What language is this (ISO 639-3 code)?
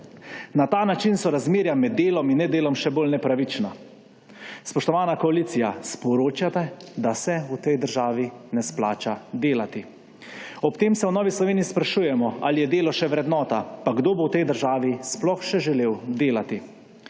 slv